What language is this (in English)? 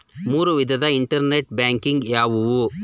Kannada